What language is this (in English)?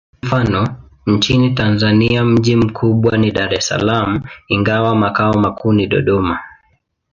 Swahili